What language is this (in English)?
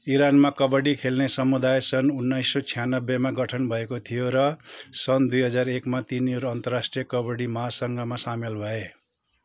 Nepali